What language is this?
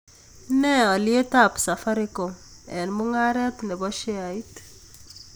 Kalenjin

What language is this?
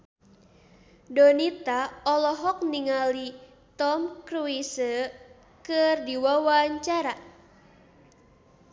Sundanese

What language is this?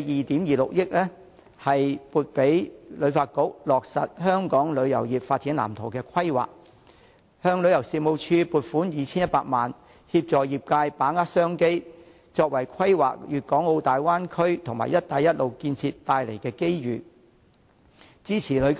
Cantonese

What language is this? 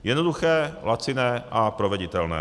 Czech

